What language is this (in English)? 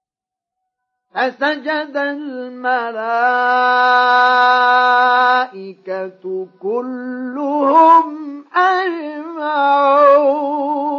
Arabic